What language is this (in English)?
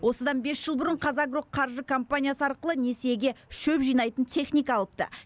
Kazakh